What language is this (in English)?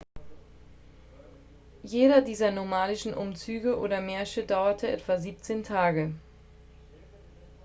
German